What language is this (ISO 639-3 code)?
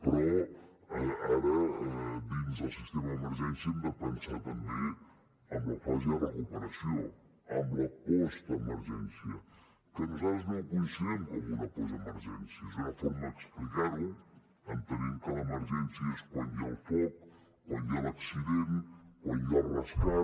cat